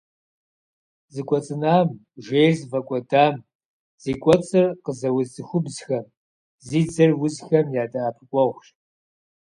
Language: Kabardian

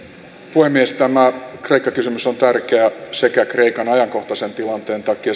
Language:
Finnish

